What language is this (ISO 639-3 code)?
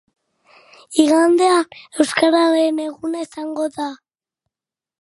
eus